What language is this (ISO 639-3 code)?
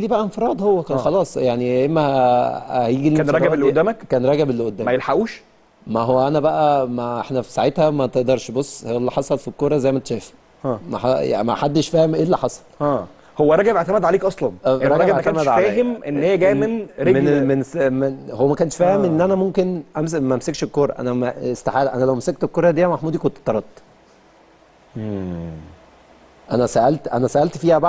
ara